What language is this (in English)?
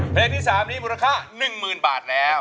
Thai